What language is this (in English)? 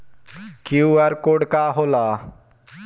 Bhojpuri